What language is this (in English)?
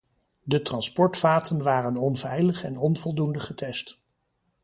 Dutch